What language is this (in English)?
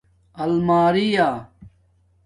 Domaaki